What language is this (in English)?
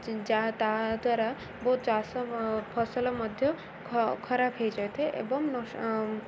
Odia